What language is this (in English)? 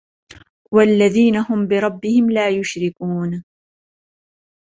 Arabic